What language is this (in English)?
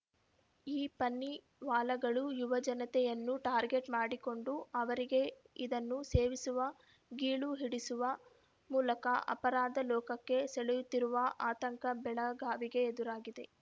Kannada